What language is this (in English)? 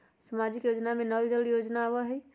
Magahi